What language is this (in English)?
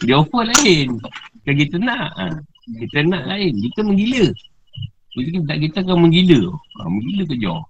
Malay